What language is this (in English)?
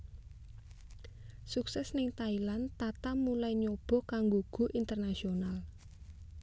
Javanese